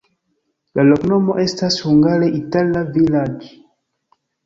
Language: Esperanto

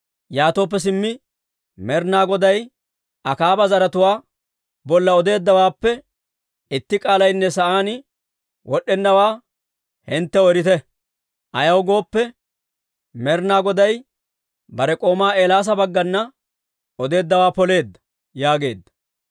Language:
Dawro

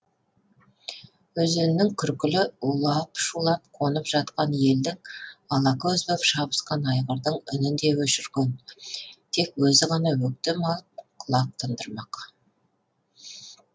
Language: Kazakh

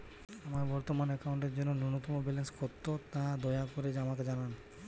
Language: Bangla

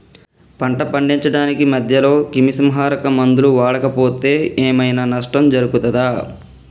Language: Telugu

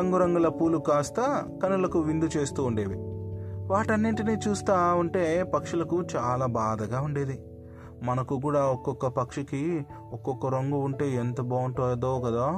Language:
Telugu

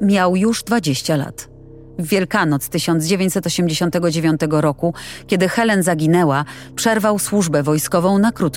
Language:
Polish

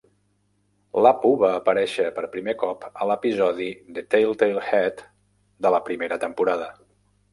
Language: Catalan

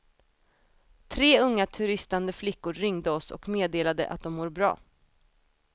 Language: Swedish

